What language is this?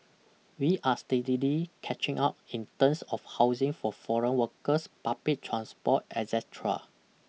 English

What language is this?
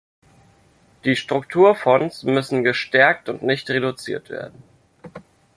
German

